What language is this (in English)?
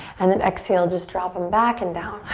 English